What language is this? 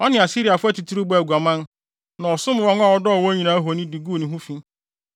Akan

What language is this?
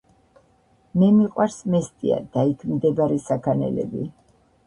Georgian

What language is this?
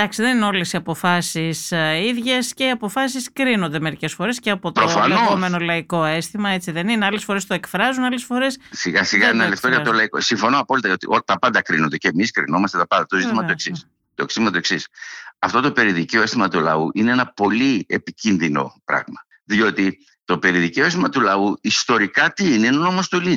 Greek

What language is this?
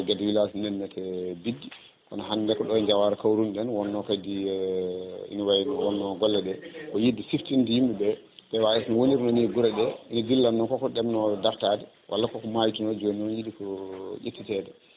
Fula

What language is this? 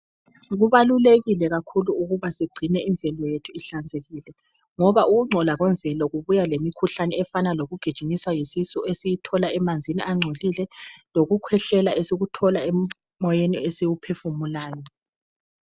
North Ndebele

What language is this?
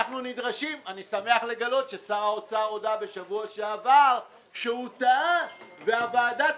Hebrew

